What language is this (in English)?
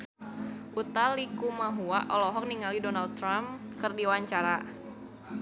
Sundanese